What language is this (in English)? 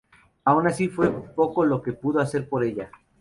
Spanish